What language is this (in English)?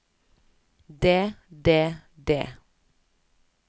Norwegian